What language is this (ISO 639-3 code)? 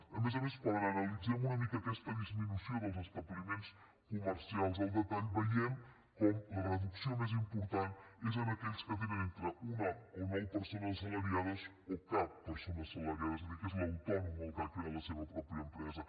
cat